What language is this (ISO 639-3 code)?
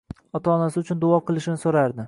uzb